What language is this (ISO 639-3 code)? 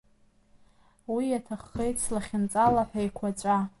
abk